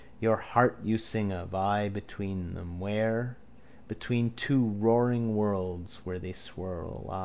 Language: English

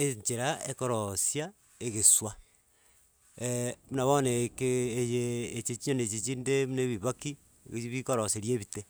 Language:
Gusii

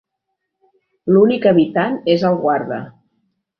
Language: Catalan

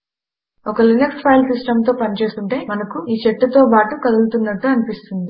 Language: Telugu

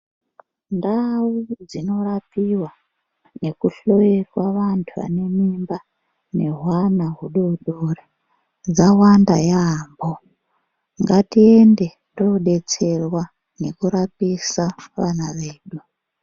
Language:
Ndau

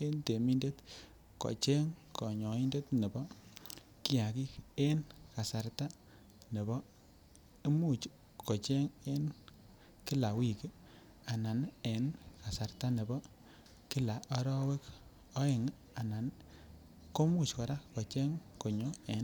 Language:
Kalenjin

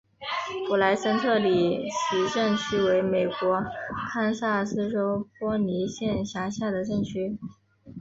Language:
Chinese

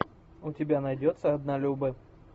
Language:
Russian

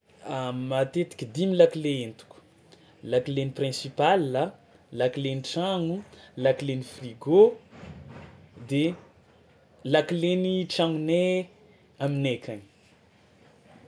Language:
Tsimihety Malagasy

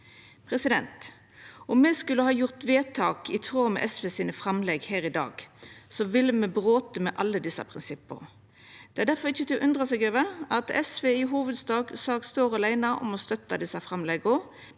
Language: Norwegian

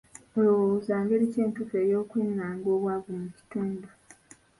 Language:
Ganda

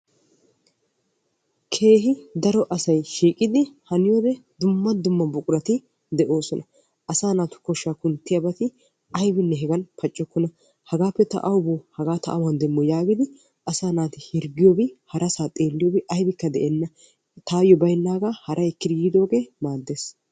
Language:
Wolaytta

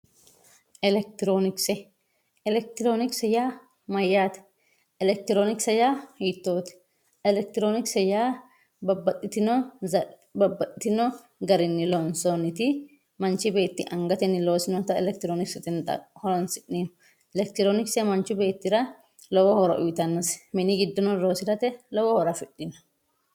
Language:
Sidamo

